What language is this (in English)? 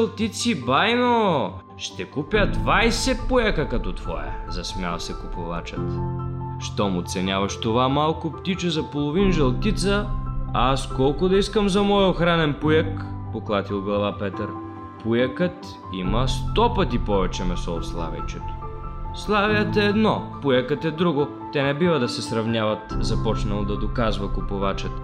Bulgarian